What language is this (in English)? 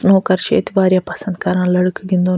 Kashmiri